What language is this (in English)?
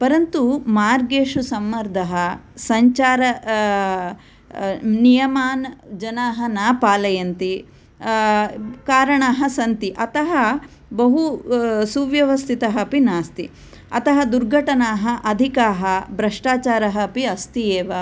Sanskrit